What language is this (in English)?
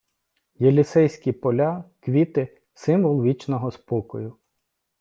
Ukrainian